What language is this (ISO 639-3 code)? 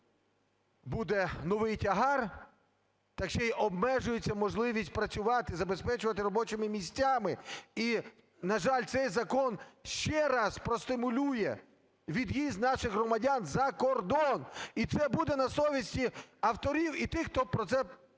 ukr